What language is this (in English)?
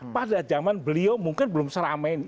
Indonesian